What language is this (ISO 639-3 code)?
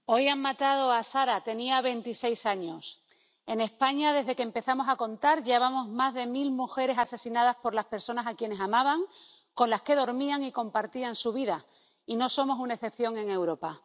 spa